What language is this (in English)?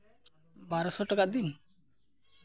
Santali